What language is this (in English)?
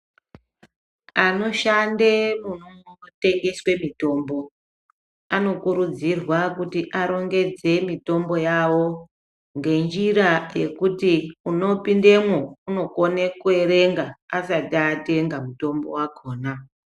Ndau